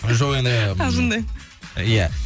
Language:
Kazakh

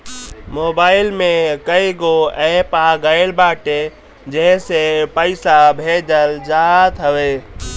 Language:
Bhojpuri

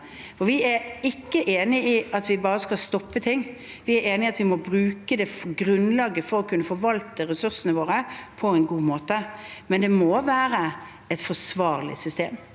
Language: Norwegian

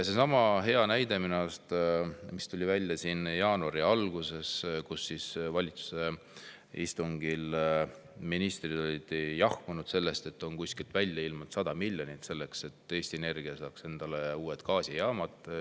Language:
Estonian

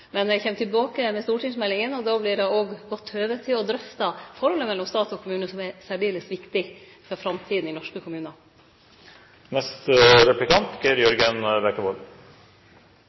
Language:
Norwegian Nynorsk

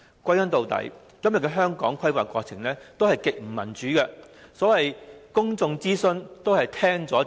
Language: Cantonese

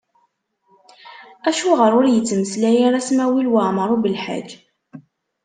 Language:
Kabyle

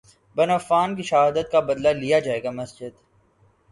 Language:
Urdu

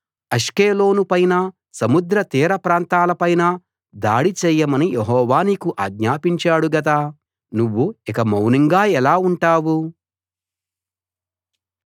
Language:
Telugu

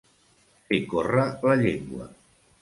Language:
Catalan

